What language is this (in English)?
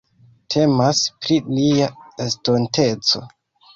Esperanto